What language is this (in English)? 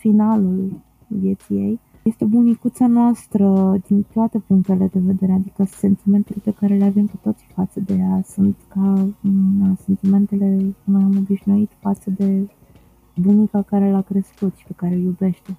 Romanian